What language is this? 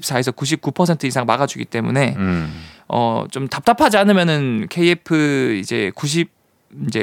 Korean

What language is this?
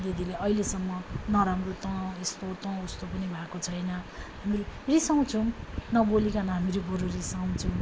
Nepali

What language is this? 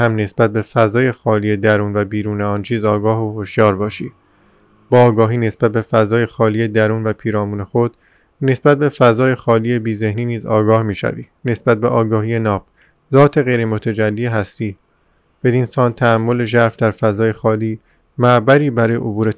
Persian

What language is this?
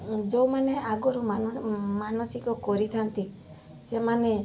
Odia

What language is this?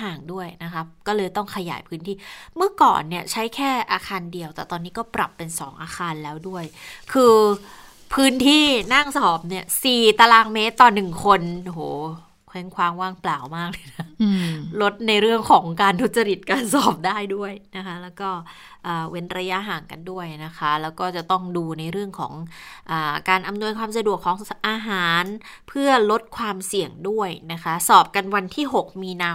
Thai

